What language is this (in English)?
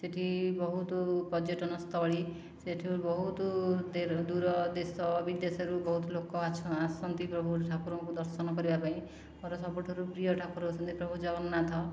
Odia